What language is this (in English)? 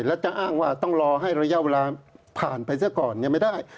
Thai